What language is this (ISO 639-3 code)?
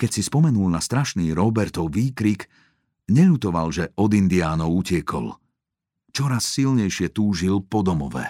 slk